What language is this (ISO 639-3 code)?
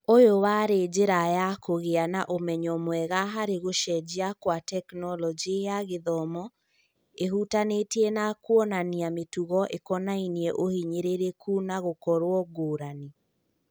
kik